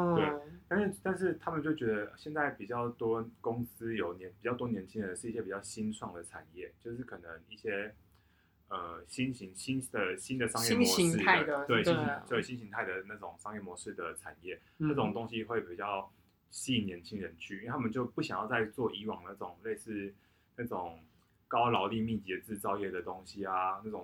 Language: Chinese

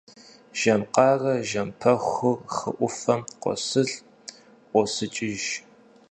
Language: Kabardian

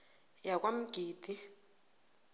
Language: South Ndebele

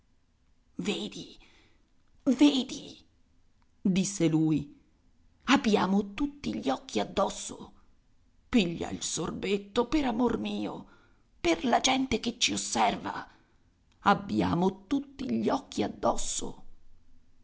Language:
Italian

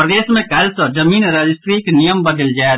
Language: Maithili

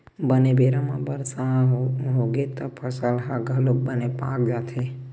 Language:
Chhattisgarhi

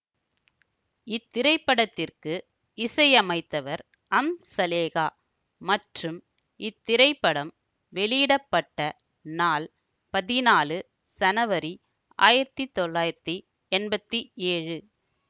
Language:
Tamil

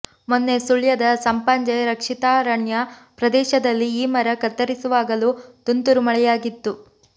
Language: Kannada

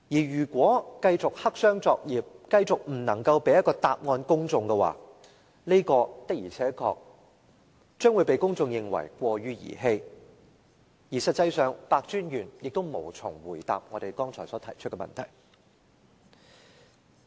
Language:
Cantonese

